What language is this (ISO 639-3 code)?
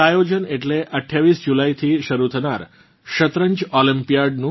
guj